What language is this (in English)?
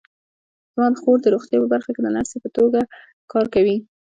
Pashto